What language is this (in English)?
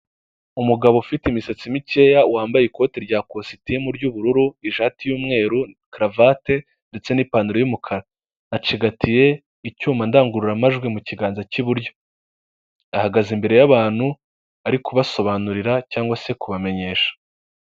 Kinyarwanda